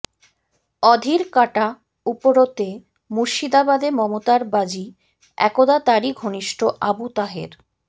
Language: Bangla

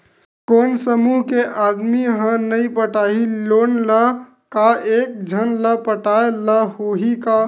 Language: Chhattisgarhi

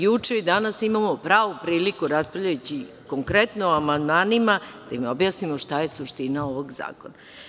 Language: Serbian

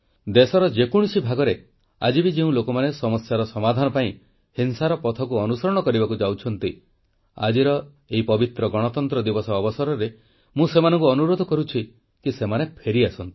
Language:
Odia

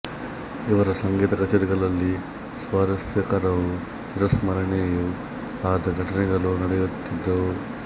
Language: Kannada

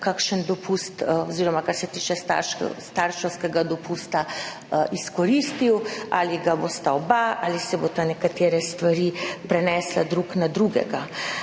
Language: Slovenian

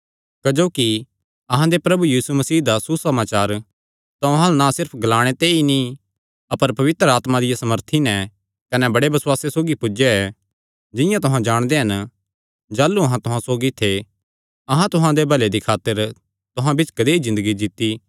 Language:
Kangri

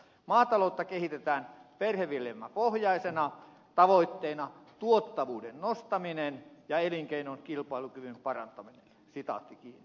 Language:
Finnish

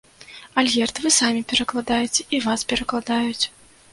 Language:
Belarusian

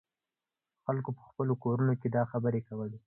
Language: Pashto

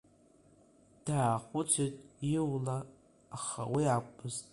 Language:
Abkhazian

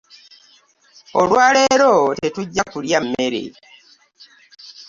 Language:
Ganda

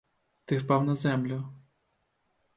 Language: Ukrainian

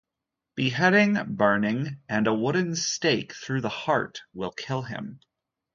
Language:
English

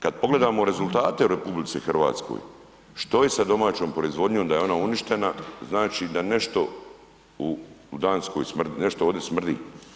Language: Croatian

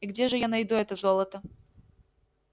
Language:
Russian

